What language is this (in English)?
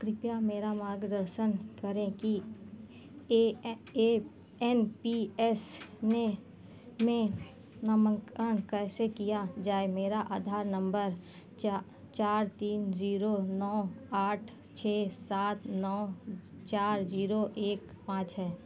Hindi